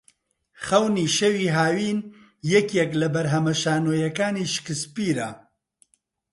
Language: Central Kurdish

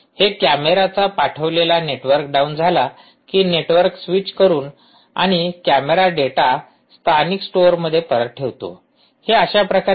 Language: Marathi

